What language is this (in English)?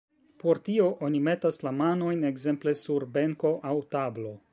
Esperanto